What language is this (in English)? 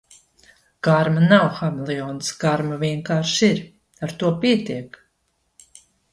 Latvian